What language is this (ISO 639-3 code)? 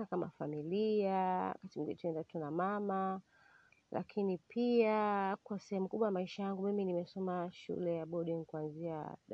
swa